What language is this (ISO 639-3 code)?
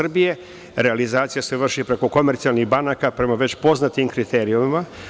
srp